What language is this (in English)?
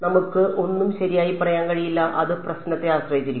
Malayalam